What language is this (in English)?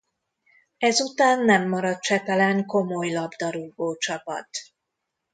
Hungarian